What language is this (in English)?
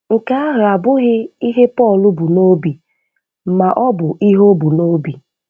Igbo